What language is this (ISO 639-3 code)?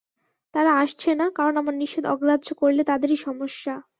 ben